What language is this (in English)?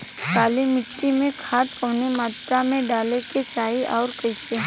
Bhojpuri